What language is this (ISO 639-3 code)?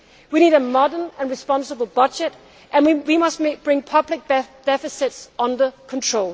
eng